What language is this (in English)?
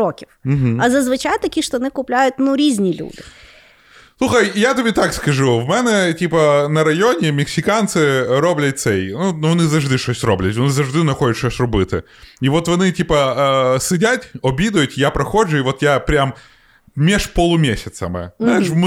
Ukrainian